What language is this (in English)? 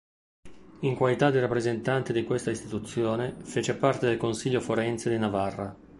Italian